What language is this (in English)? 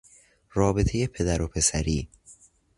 Persian